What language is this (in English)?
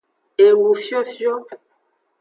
Aja (Benin)